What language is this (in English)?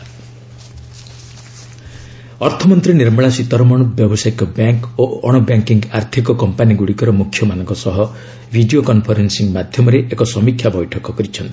Odia